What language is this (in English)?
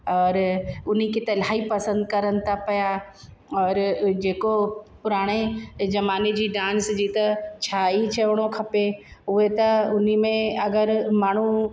Sindhi